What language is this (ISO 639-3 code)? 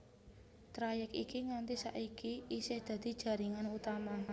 jav